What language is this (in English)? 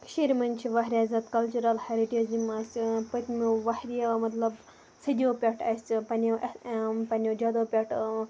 Kashmiri